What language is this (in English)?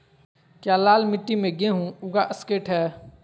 Magahi